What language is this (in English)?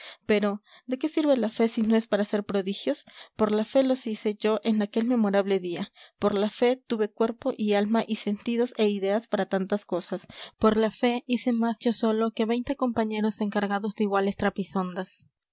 Spanish